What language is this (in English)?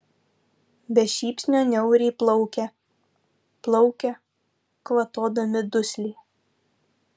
Lithuanian